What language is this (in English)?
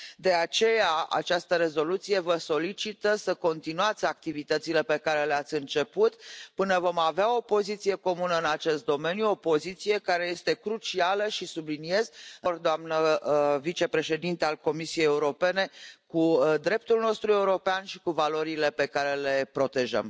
Romanian